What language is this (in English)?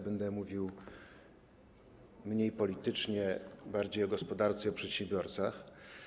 Polish